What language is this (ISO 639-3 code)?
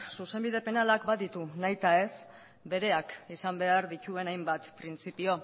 eus